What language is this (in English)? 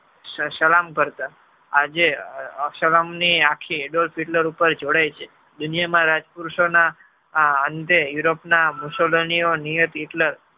Gujarati